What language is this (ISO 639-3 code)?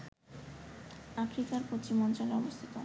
ben